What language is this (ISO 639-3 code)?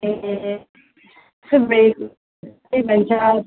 nep